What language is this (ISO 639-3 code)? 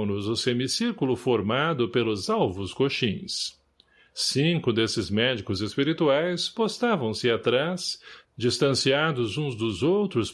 por